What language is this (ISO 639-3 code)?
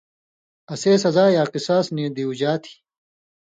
mvy